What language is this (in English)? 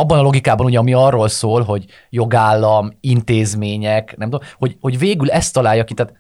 Hungarian